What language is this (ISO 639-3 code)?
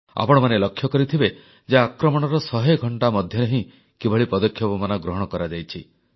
ori